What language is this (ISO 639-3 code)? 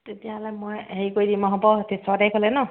asm